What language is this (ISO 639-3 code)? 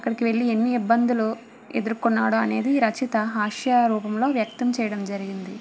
tel